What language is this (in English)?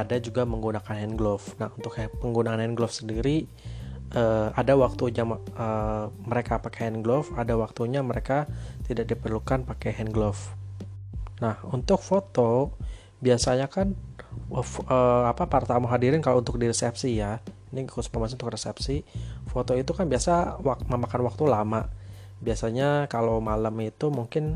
Indonesian